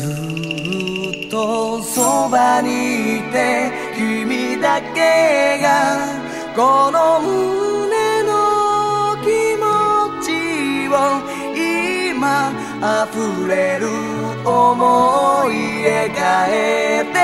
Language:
Korean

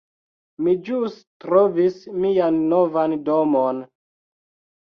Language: Esperanto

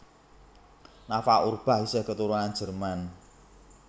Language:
Javanese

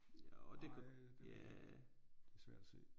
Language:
Danish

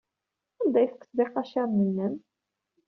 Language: Kabyle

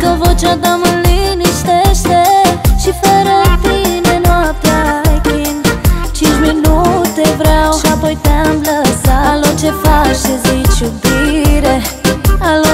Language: Romanian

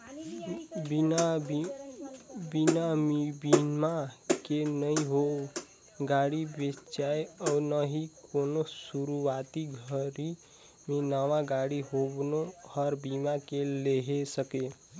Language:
Chhattisgarhi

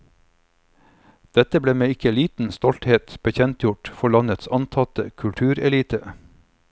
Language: Norwegian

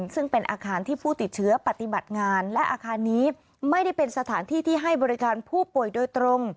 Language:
Thai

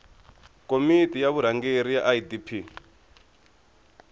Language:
Tsonga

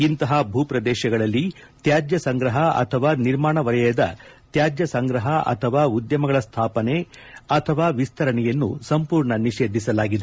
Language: Kannada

